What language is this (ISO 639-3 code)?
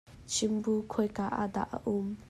cnh